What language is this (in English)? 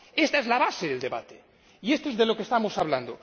Spanish